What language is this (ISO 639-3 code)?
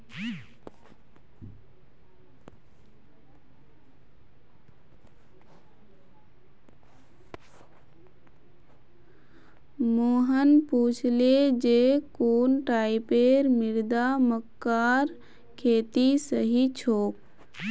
mag